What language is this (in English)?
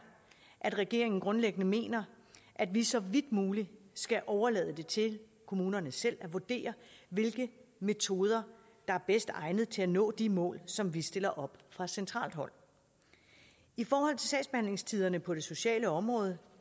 Danish